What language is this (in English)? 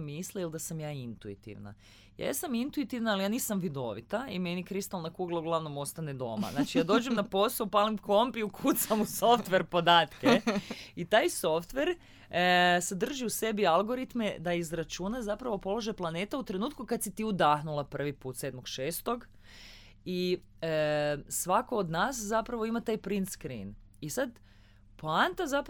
Croatian